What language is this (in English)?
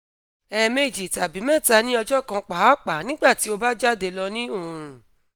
Yoruba